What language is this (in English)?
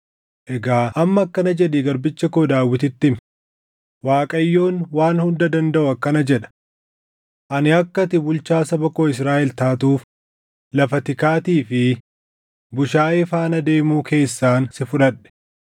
Oromo